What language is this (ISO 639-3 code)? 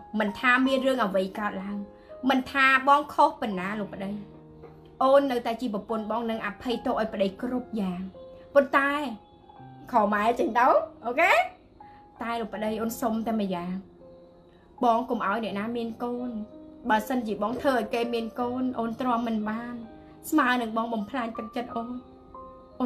vie